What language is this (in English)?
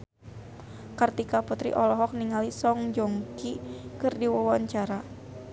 Sundanese